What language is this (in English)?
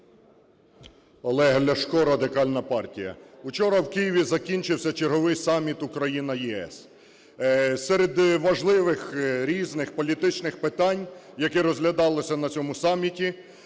Ukrainian